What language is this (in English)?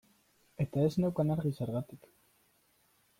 Basque